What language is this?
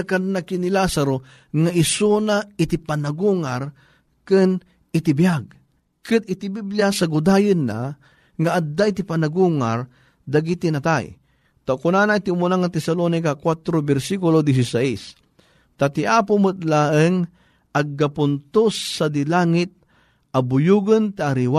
Filipino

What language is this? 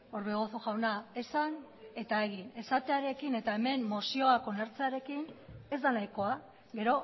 Basque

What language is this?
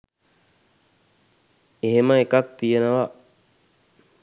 Sinhala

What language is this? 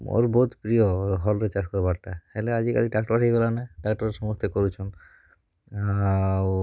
Odia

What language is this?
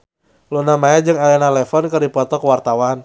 Sundanese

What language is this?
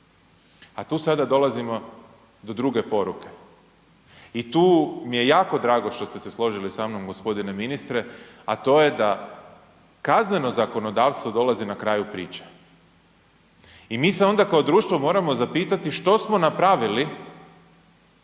Croatian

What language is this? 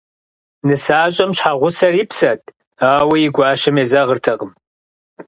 Kabardian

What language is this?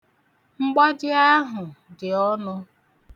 Igbo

